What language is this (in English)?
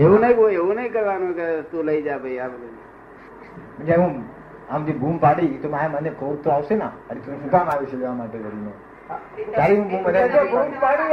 Gujarati